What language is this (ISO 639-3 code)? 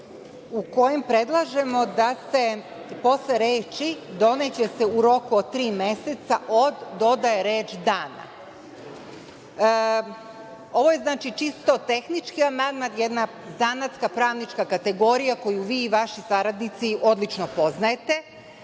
srp